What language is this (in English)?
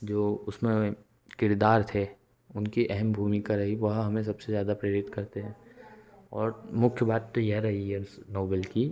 Hindi